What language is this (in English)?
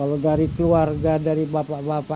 Indonesian